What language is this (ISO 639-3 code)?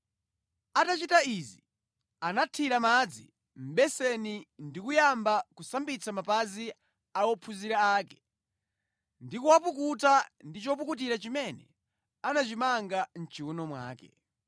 nya